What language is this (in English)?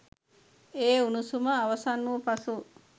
Sinhala